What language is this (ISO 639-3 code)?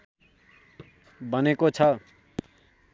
nep